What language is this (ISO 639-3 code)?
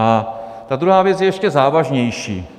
ces